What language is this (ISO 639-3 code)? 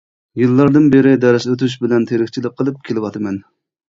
uig